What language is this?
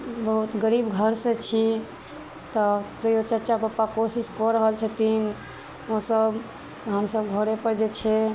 Maithili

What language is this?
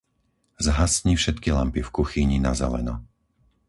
Slovak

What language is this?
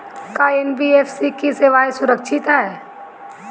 Bhojpuri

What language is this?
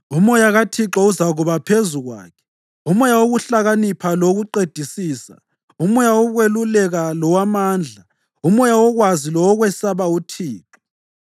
North Ndebele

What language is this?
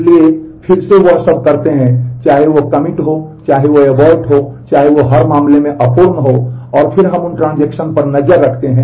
Hindi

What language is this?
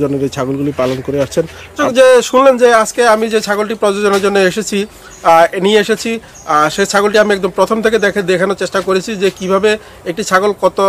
Romanian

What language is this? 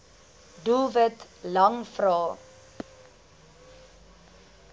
Afrikaans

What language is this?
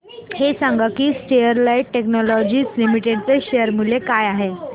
Marathi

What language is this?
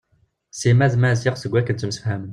Kabyle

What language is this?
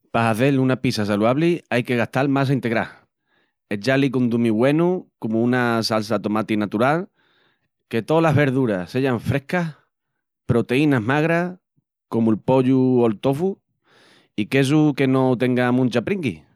Extremaduran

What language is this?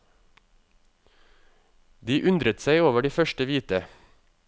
Norwegian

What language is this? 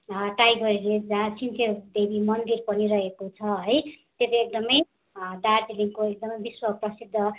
Nepali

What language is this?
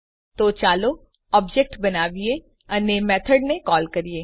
Gujarati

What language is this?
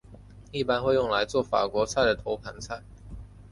Chinese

